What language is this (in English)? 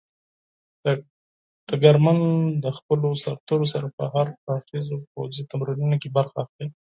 Pashto